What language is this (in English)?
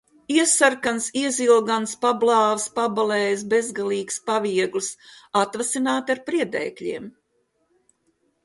Latvian